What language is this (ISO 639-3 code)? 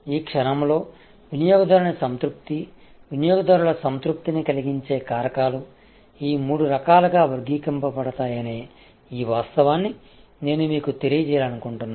tel